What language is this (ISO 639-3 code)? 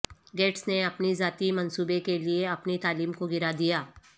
urd